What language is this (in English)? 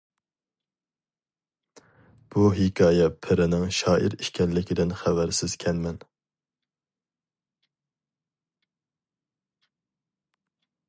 Uyghur